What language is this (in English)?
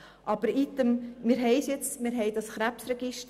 Swiss German